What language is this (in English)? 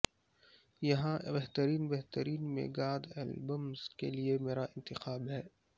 Urdu